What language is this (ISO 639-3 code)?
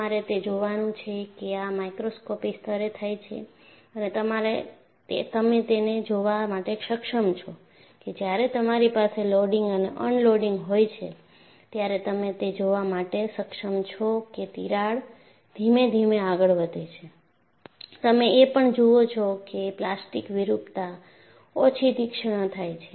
guj